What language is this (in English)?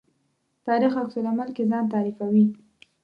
Pashto